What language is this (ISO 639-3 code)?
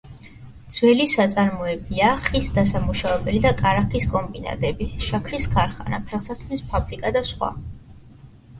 kat